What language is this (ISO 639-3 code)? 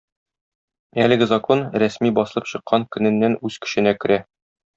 tat